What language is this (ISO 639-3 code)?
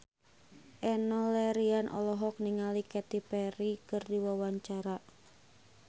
sun